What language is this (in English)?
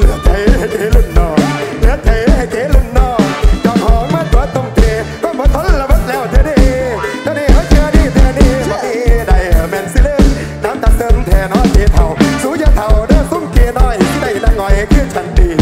Thai